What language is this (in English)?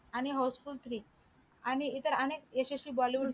Marathi